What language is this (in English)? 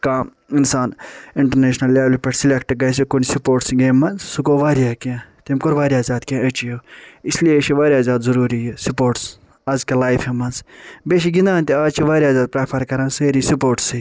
Kashmiri